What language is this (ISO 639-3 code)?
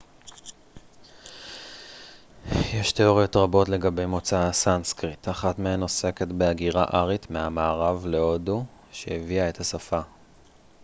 heb